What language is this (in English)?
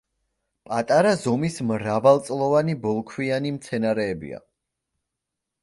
Georgian